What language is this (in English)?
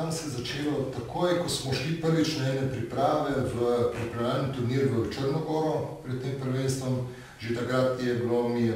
Romanian